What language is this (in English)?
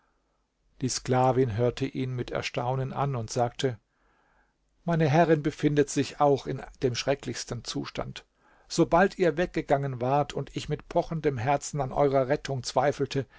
German